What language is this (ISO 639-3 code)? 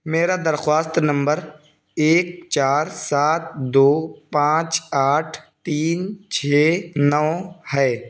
urd